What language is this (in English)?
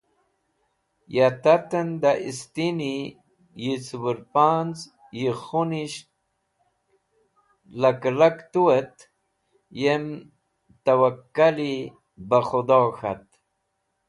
Wakhi